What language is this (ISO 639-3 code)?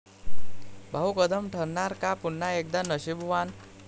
mar